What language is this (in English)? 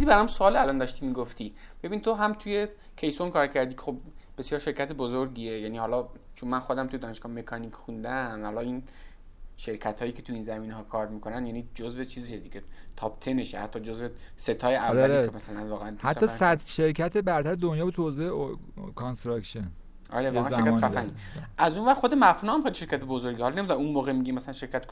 Persian